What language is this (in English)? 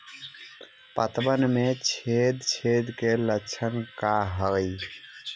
Magahi